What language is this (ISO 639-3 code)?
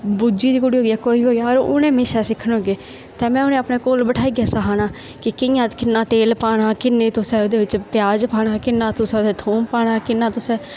doi